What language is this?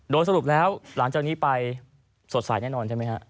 Thai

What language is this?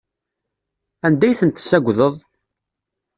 Kabyle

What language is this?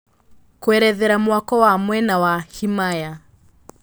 Kikuyu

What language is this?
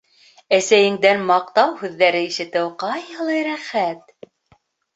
Bashkir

